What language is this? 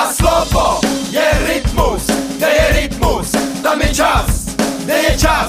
Czech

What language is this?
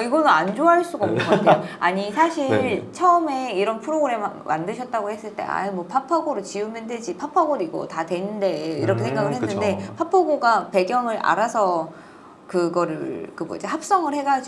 Korean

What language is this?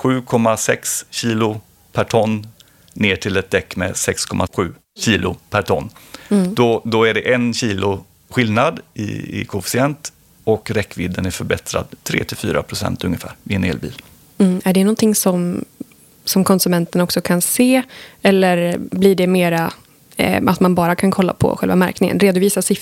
Swedish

